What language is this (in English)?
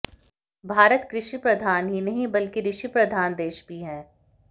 Hindi